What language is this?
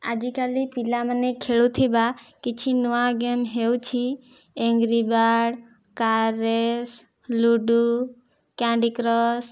Odia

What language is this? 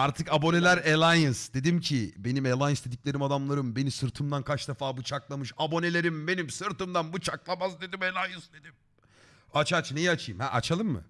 Turkish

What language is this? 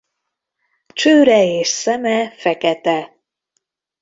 Hungarian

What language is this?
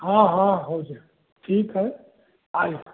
Hindi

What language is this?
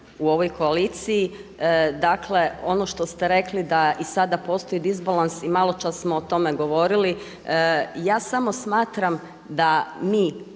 Croatian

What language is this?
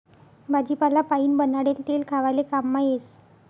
Marathi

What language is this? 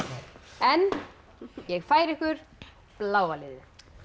Icelandic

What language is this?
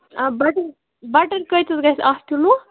Kashmiri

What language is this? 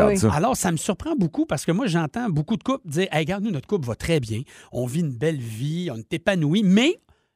French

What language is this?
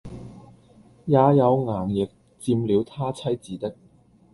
Cantonese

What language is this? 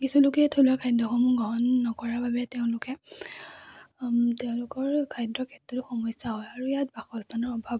Assamese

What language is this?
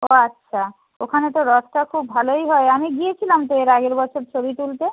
Bangla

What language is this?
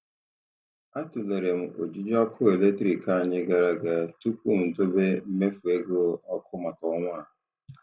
Igbo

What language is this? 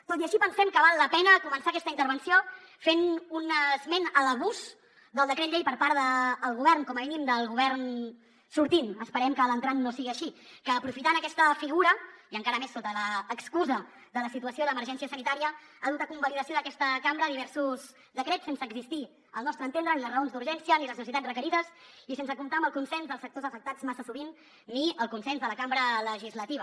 Catalan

